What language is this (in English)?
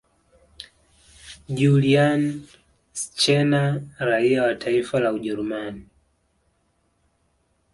Swahili